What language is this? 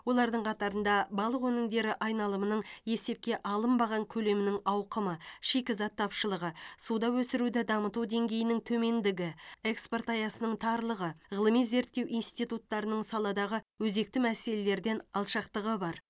Kazakh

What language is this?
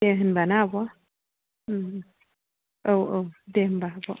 Bodo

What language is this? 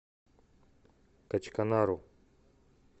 Russian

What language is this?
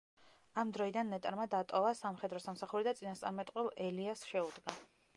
Georgian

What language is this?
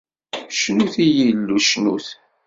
Kabyle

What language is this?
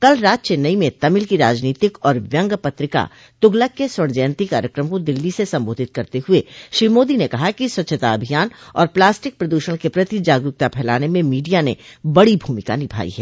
Hindi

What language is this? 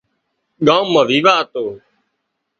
Wadiyara Koli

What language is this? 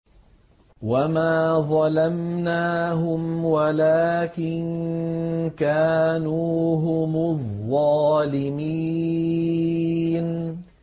Arabic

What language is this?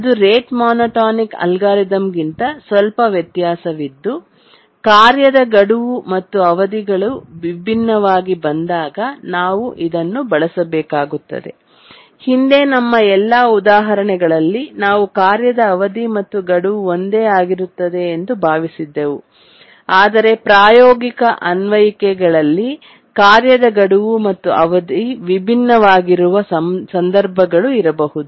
Kannada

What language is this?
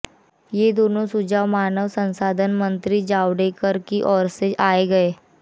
Hindi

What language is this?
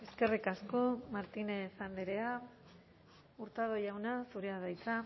Basque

